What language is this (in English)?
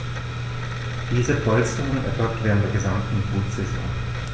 German